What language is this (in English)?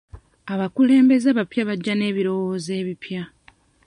Ganda